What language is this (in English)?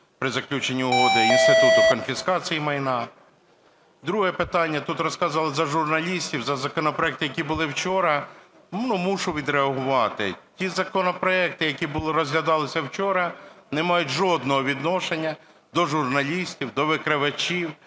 Ukrainian